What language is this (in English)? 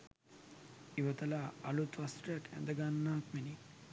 Sinhala